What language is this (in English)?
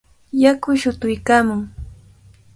Cajatambo North Lima Quechua